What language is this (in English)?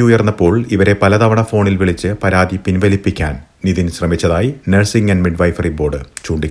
Malayalam